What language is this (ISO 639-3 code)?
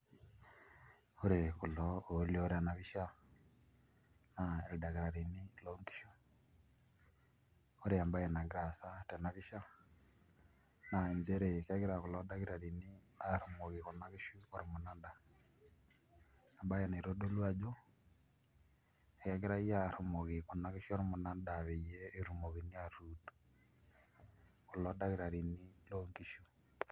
mas